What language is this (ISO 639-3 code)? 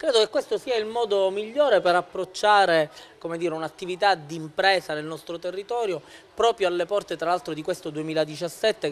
ita